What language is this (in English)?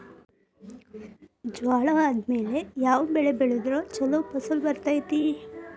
Kannada